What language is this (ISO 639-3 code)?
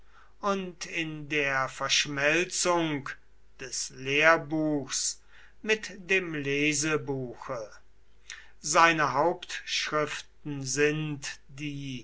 deu